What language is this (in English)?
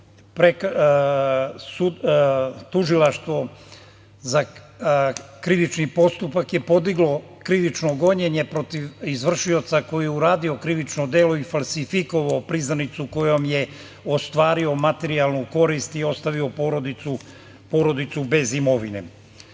Serbian